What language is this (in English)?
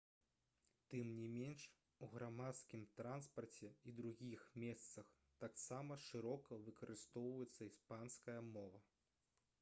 Belarusian